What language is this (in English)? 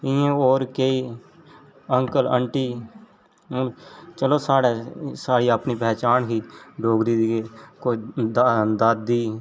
Dogri